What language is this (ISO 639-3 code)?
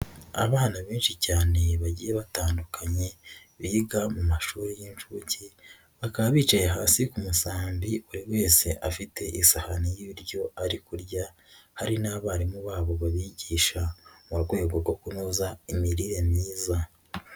kin